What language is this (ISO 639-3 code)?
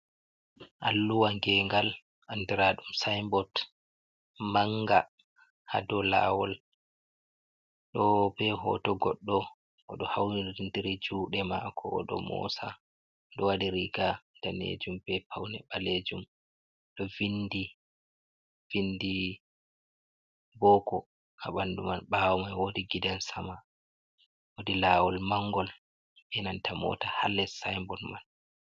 ful